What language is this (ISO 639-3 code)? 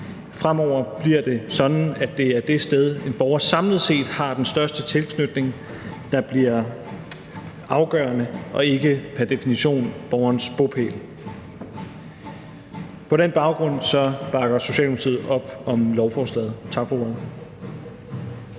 dan